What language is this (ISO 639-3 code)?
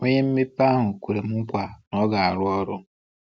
ibo